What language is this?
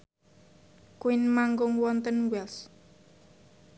Javanese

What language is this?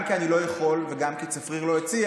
Hebrew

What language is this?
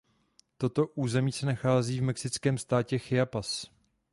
Czech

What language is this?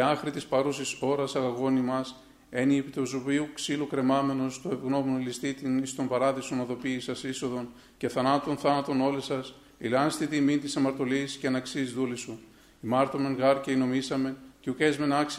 Greek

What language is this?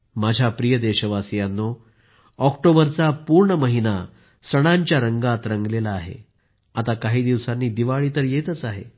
Marathi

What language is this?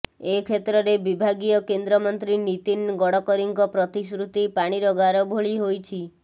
Odia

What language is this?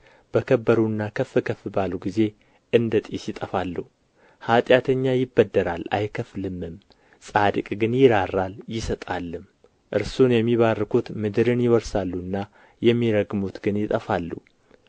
Amharic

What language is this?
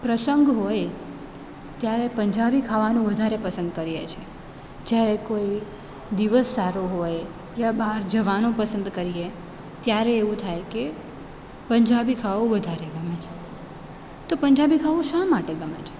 Gujarati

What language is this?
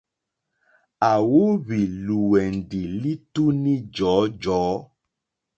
Mokpwe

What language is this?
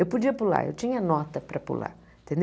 Portuguese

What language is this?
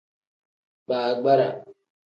Tem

